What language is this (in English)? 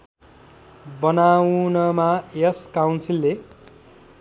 Nepali